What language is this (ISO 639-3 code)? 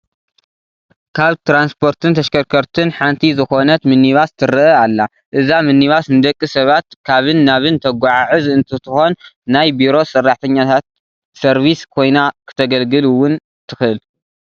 tir